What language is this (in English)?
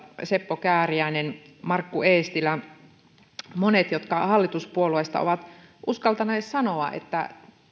Finnish